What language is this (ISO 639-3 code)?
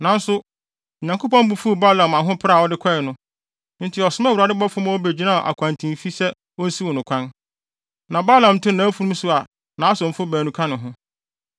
aka